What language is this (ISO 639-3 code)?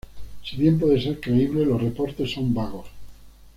spa